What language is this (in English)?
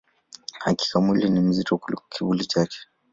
Swahili